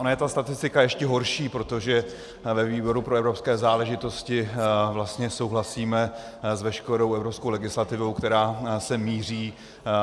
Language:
Czech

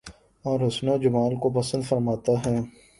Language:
Urdu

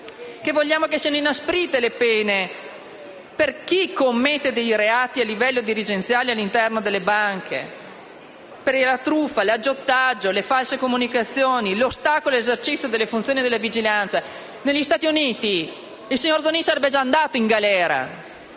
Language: Italian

